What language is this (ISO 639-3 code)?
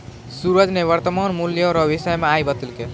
mai